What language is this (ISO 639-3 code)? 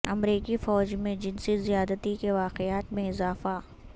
urd